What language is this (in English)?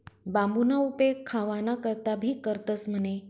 Marathi